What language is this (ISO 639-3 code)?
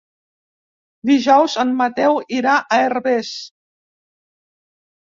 cat